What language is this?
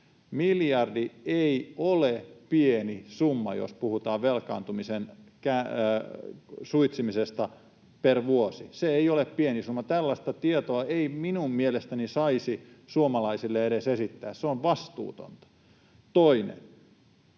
Finnish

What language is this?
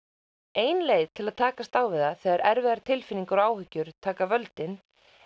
Icelandic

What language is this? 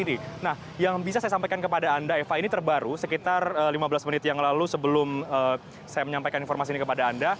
Indonesian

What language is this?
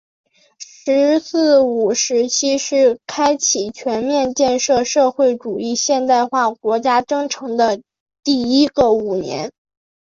Chinese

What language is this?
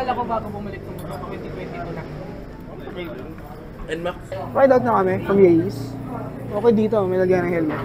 Filipino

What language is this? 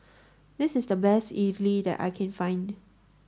English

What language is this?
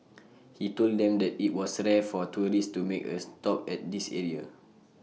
English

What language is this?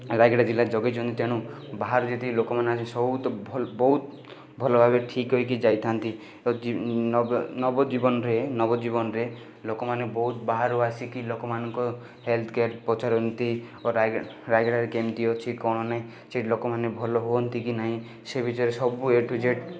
Odia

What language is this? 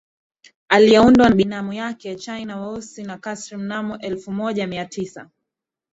Swahili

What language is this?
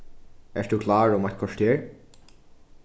Faroese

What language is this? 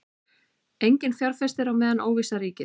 Icelandic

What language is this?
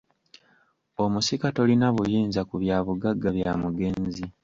Ganda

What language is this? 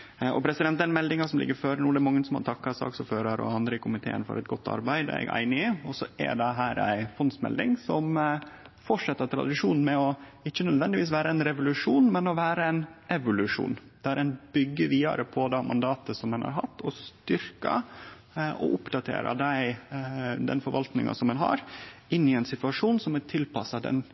Norwegian Nynorsk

